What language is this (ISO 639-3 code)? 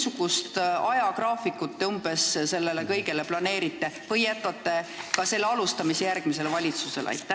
est